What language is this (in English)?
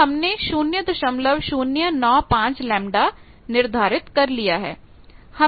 Hindi